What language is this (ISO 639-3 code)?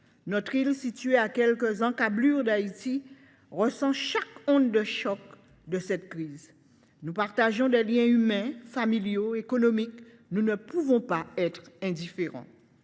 fra